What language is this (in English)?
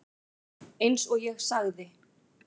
Icelandic